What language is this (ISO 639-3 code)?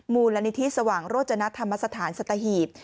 tha